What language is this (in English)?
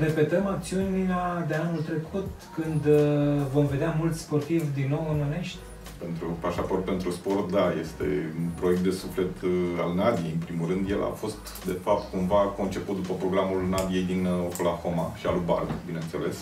Romanian